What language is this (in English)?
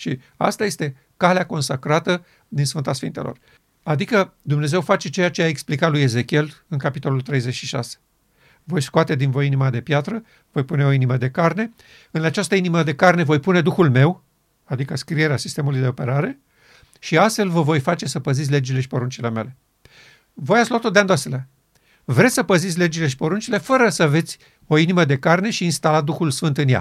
Romanian